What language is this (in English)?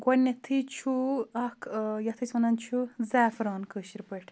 Kashmiri